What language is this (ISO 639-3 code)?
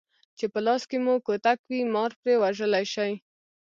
pus